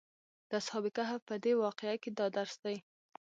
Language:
Pashto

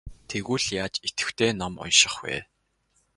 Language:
Mongolian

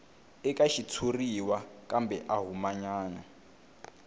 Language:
Tsonga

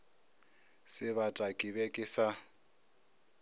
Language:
Northern Sotho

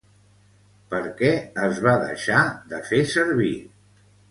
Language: Catalan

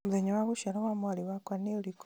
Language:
Kikuyu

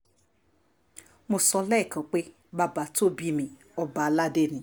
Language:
Yoruba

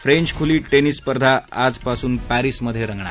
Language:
Marathi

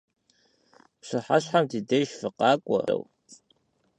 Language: Kabardian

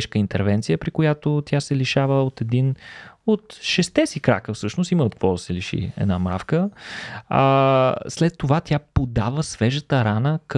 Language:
Bulgarian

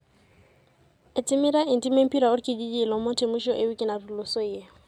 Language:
Masai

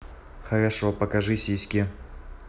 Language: Russian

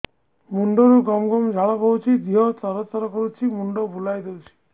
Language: Odia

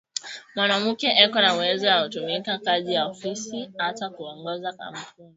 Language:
Swahili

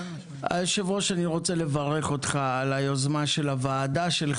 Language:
Hebrew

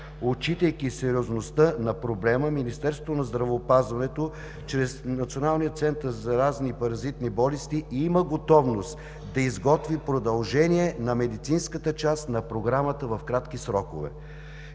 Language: Bulgarian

